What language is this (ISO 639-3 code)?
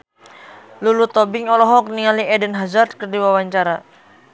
sun